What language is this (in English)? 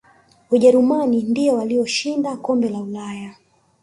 Swahili